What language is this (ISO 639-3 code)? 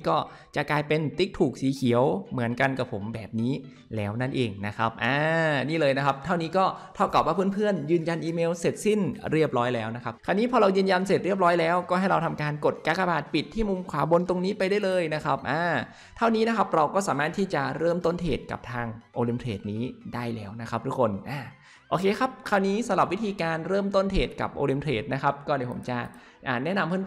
tha